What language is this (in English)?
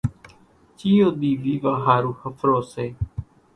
Kachi Koli